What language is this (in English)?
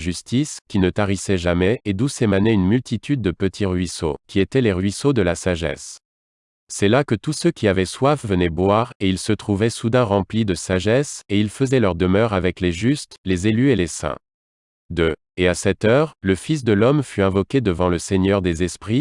French